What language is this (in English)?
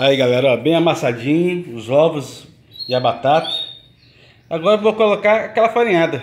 Portuguese